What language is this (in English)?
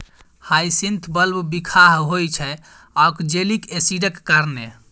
Maithili